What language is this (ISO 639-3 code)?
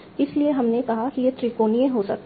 hin